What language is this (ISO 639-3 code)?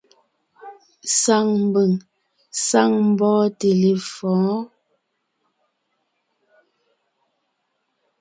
nnh